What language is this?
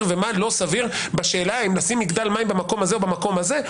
Hebrew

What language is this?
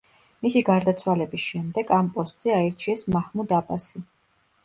Georgian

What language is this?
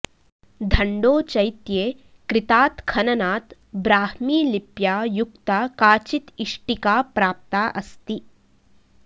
Sanskrit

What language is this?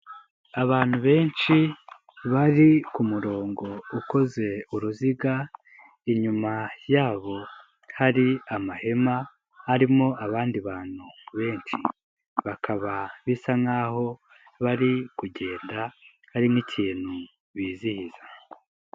Kinyarwanda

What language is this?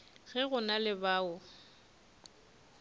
Northern Sotho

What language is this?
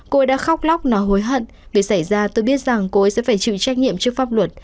Vietnamese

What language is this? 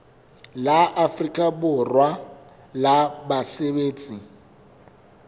Southern Sotho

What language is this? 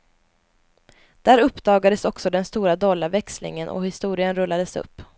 Swedish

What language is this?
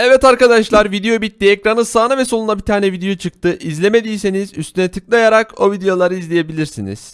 Turkish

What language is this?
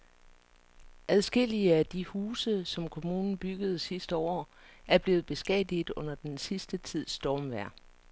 Danish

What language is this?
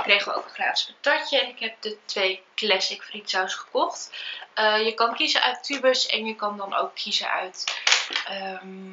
Dutch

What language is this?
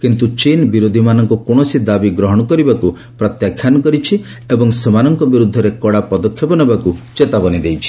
Odia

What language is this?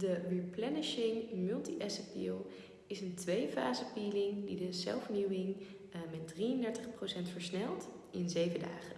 Dutch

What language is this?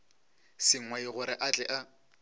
Northern Sotho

